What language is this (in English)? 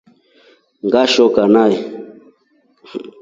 Rombo